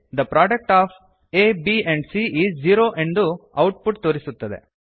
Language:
Kannada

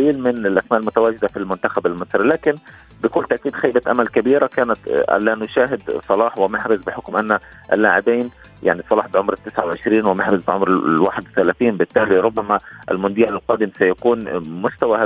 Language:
Arabic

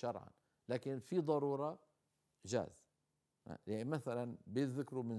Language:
Arabic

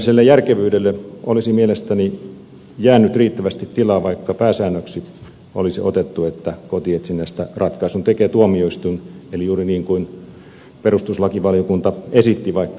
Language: Finnish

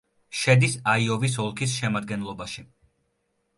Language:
Georgian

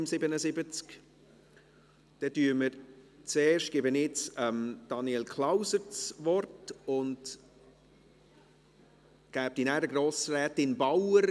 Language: Swiss German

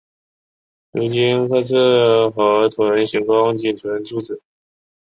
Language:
Chinese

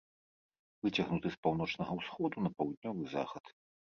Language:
Belarusian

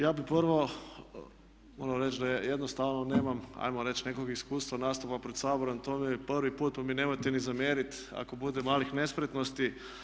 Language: Croatian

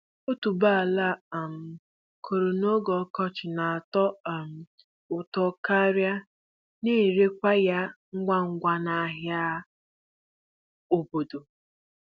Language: Igbo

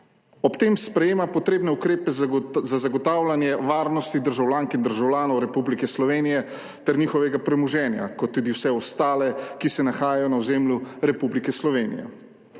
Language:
Slovenian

